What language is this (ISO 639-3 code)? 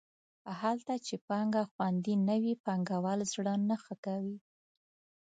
pus